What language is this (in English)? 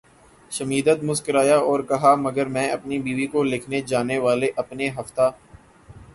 Urdu